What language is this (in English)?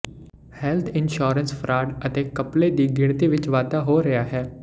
Punjabi